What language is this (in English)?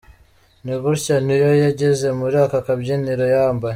Kinyarwanda